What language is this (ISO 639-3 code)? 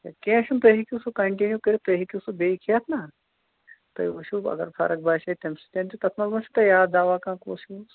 kas